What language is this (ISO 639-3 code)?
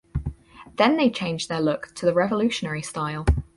eng